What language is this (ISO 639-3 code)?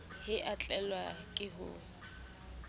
sot